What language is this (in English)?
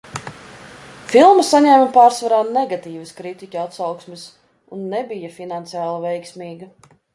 Latvian